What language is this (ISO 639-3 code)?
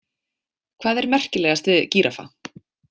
isl